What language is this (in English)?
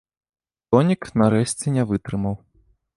Belarusian